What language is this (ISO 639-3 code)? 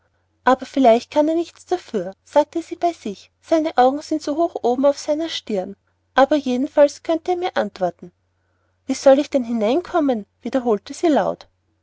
deu